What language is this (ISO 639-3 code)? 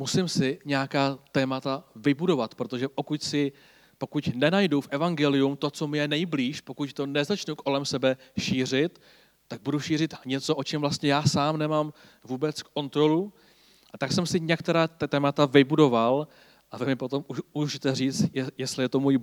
ces